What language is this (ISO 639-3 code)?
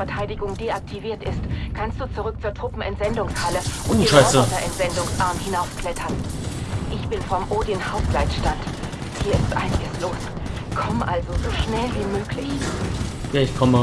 deu